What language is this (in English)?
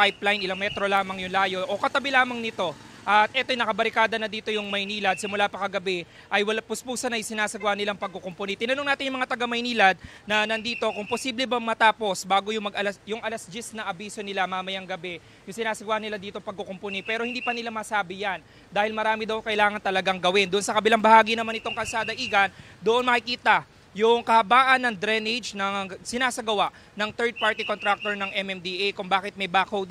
Filipino